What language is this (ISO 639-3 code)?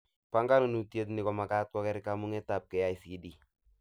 kln